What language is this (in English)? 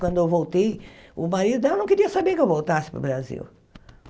Portuguese